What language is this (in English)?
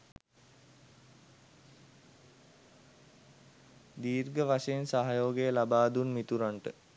Sinhala